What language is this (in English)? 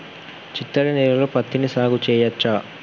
Telugu